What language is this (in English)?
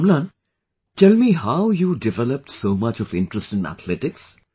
English